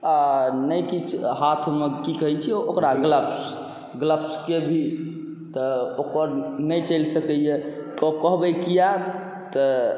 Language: Maithili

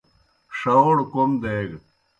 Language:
Kohistani Shina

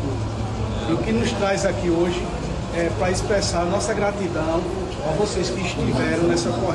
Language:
Portuguese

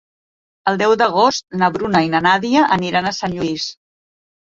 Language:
Catalan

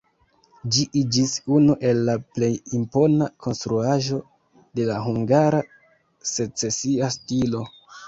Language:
Esperanto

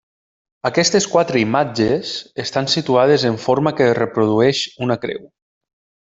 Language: Catalan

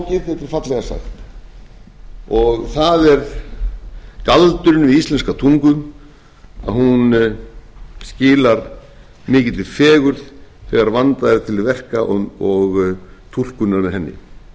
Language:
Icelandic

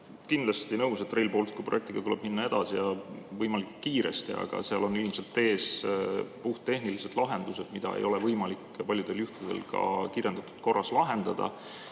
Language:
Estonian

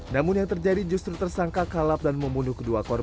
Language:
Indonesian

